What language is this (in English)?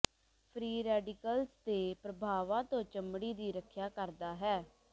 Punjabi